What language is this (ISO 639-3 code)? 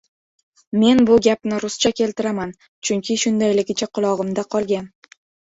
uzb